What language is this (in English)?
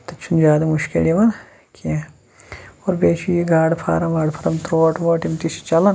Kashmiri